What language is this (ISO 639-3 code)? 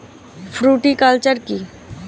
ben